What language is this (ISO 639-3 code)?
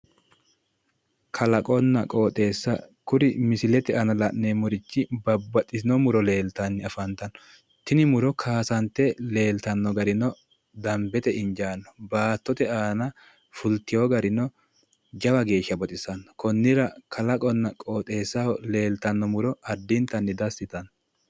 sid